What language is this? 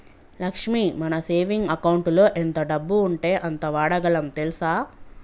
Telugu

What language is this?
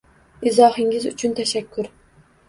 Uzbek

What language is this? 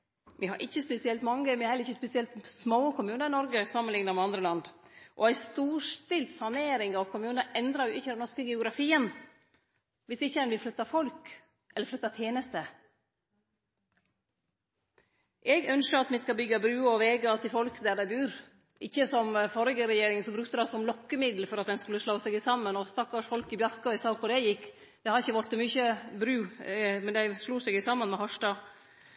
Norwegian Nynorsk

